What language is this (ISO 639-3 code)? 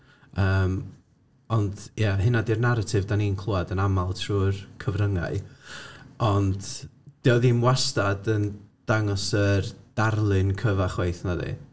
cym